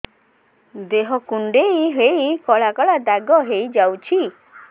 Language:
Odia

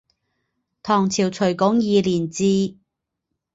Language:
Chinese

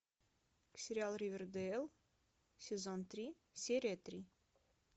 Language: Russian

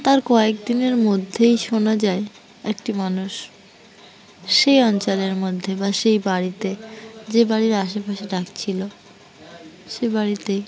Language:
Bangla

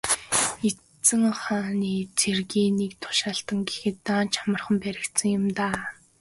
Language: Mongolian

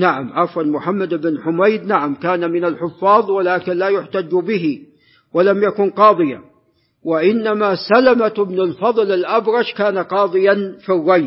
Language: Arabic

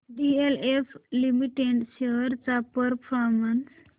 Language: Marathi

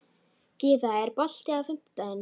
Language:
Icelandic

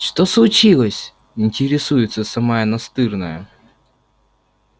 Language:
Russian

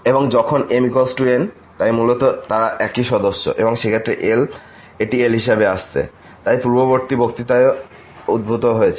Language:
Bangla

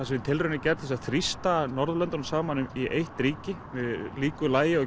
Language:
Icelandic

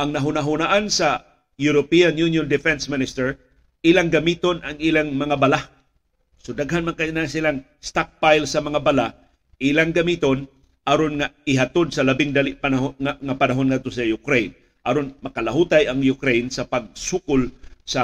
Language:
Filipino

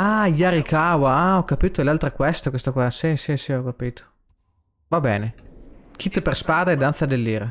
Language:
Italian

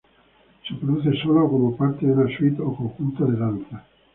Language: Spanish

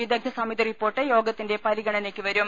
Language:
Malayalam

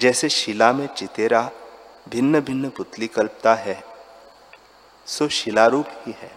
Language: Hindi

